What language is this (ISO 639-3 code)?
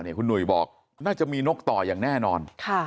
tha